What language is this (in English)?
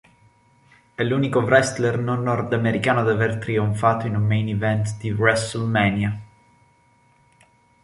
Italian